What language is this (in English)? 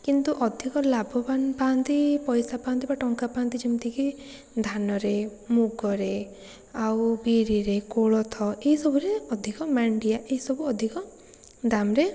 Odia